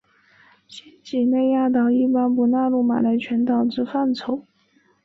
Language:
Chinese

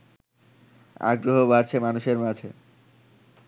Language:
Bangla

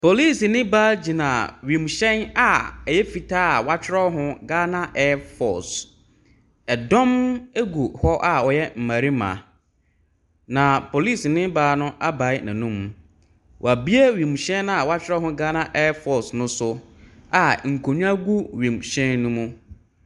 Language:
Akan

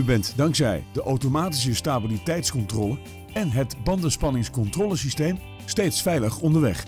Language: Dutch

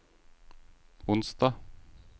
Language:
Norwegian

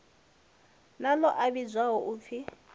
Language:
Venda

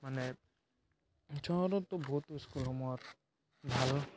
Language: Assamese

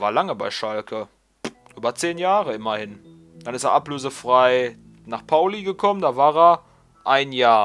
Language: German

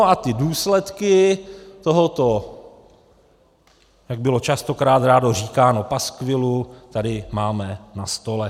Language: Czech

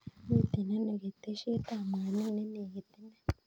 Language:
Kalenjin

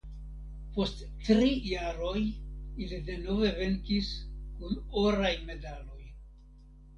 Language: Esperanto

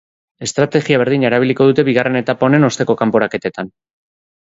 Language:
Basque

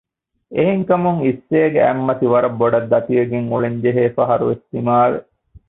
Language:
Divehi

